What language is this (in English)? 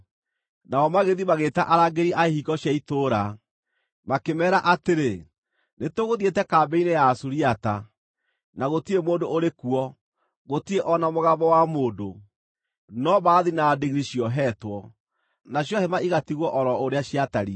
Kikuyu